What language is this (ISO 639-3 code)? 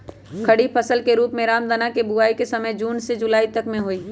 mag